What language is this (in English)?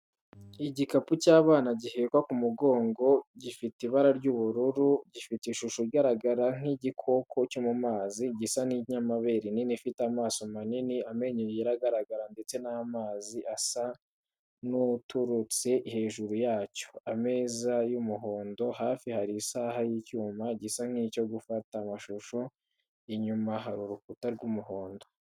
Kinyarwanda